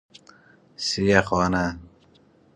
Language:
Persian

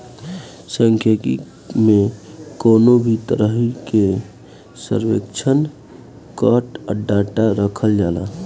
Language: Bhojpuri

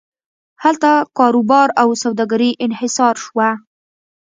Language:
Pashto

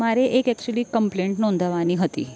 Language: Gujarati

